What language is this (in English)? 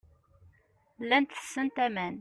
Kabyle